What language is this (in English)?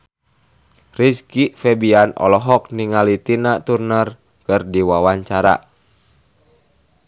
Sundanese